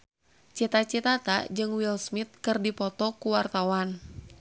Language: Sundanese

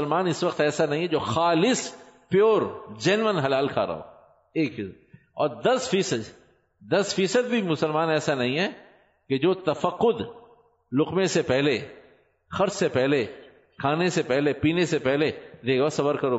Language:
Urdu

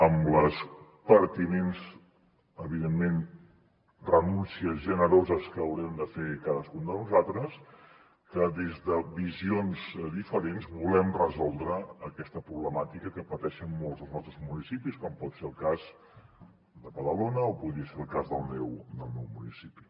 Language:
Catalan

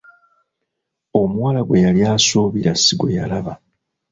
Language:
Ganda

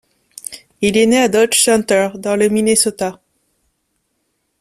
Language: French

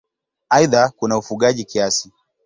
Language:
Swahili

